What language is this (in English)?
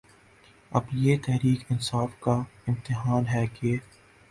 Urdu